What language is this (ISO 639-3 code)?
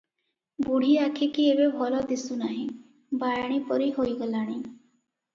ori